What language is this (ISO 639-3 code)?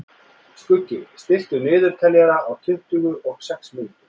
isl